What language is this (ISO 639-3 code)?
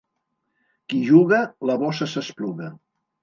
cat